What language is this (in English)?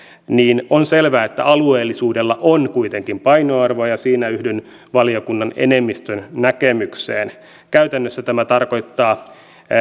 Finnish